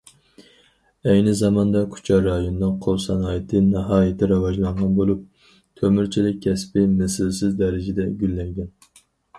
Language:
Uyghur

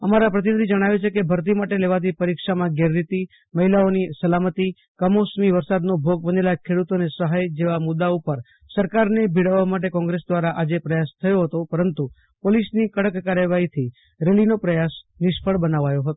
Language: Gujarati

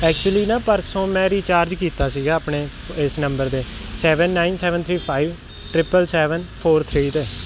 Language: Punjabi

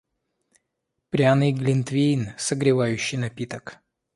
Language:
Russian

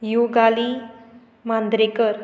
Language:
Konkani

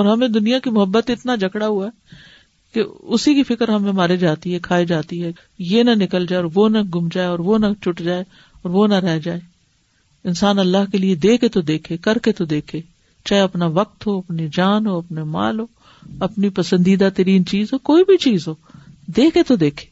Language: Urdu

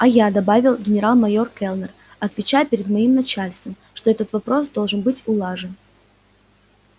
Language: Russian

